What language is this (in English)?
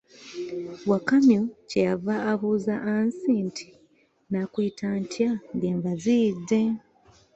Ganda